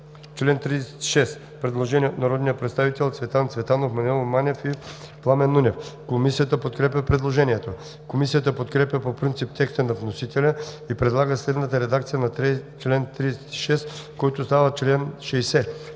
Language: Bulgarian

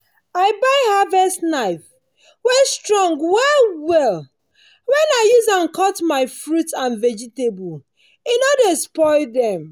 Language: Nigerian Pidgin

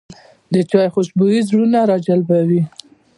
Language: Pashto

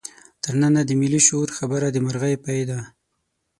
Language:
Pashto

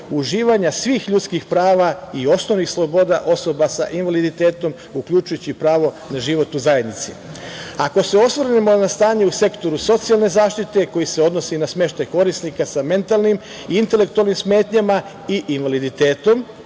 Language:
Serbian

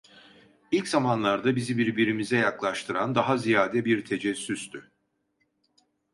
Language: Turkish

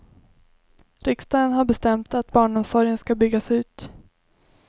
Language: Swedish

